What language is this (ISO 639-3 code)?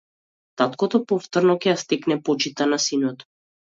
mkd